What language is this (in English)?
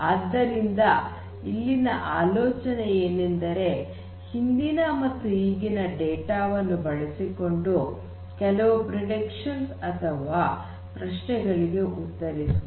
Kannada